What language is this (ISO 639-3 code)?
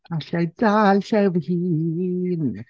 cym